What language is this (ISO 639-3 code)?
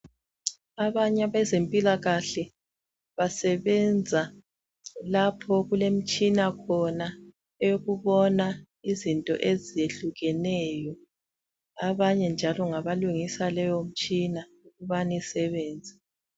nde